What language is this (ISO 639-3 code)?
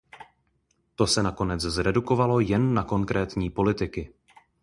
ces